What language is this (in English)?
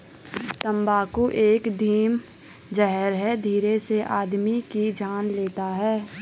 Hindi